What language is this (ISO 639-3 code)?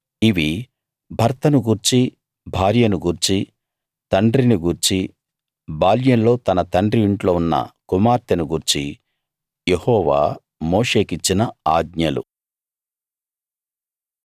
tel